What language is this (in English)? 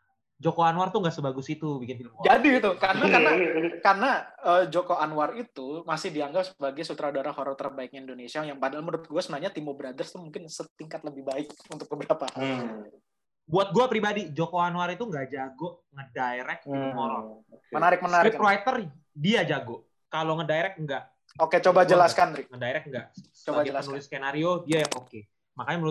Indonesian